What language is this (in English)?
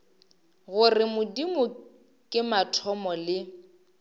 Northern Sotho